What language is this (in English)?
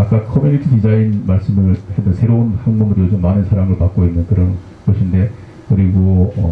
Korean